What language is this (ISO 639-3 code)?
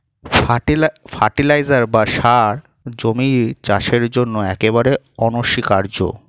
ben